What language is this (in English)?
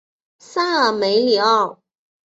Chinese